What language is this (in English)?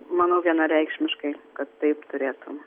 Lithuanian